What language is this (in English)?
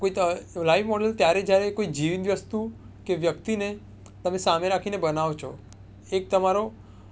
Gujarati